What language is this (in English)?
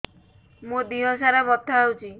Odia